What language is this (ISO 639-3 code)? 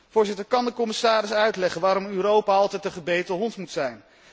nld